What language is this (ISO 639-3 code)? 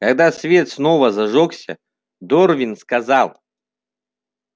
rus